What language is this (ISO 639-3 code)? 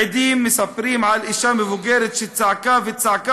heb